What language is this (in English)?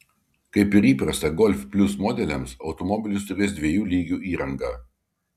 Lithuanian